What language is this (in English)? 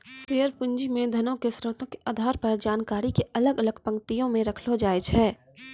Maithili